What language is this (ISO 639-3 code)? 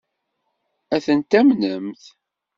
kab